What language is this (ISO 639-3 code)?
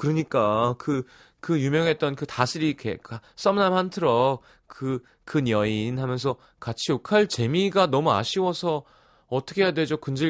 kor